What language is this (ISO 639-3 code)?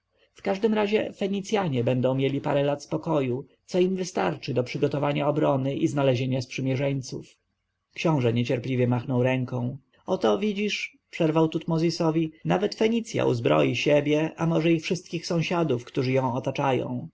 pol